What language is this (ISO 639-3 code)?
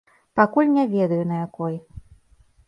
bel